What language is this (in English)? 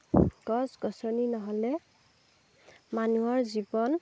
Assamese